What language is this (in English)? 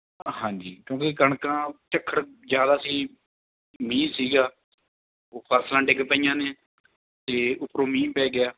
Punjabi